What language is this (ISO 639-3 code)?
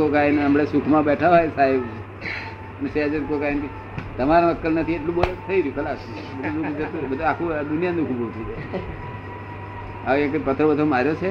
guj